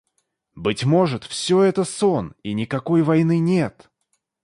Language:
Russian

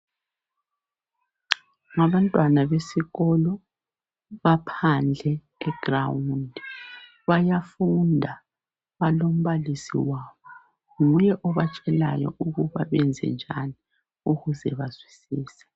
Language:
North Ndebele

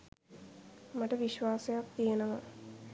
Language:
Sinhala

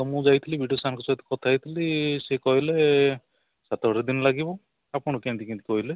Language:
Odia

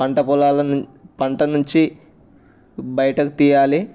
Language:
Telugu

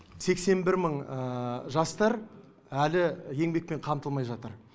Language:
Kazakh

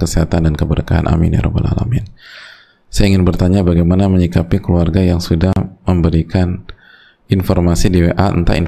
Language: Indonesian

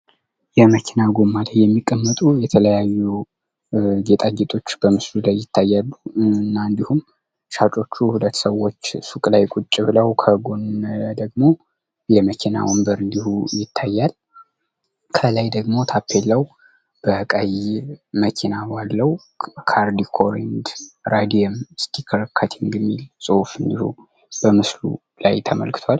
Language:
Amharic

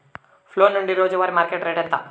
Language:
Telugu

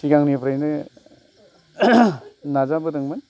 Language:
Bodo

